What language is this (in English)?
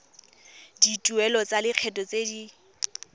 Tswana